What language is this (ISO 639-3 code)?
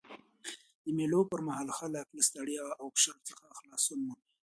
pus